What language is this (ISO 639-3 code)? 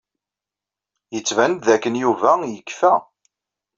kab